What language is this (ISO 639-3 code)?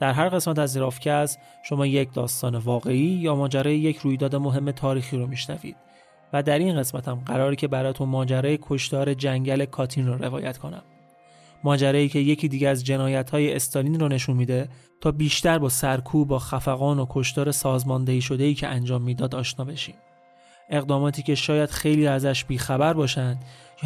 fas